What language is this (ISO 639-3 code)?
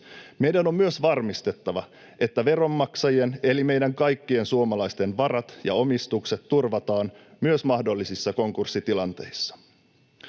fin